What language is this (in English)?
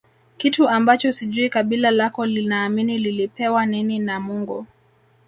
Swahili